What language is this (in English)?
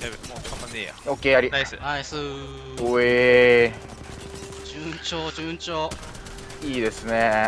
Japanese